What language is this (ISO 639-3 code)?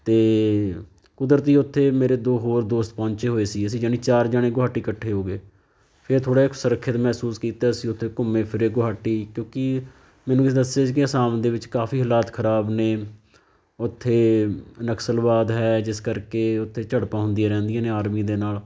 pan